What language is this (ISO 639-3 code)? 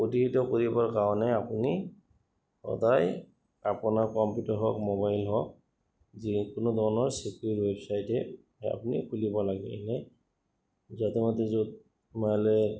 asm